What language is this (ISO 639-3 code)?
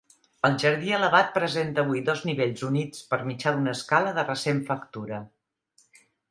cat